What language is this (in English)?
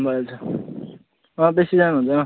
Nepali